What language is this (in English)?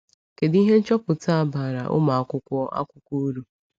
Igbo